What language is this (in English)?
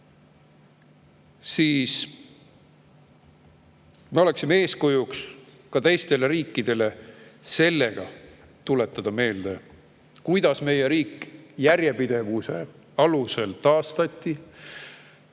Estonian